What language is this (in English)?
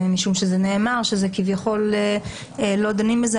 Hebrew